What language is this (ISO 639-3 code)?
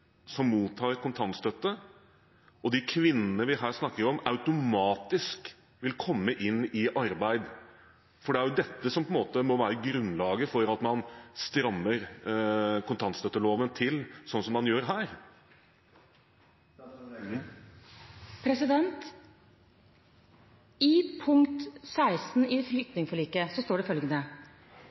nob